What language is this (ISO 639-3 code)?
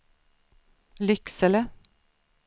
swe